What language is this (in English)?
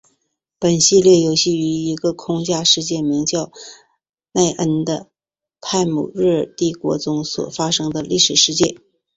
Chinese